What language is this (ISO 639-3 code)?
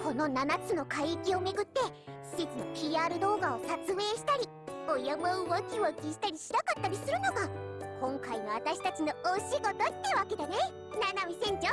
jpn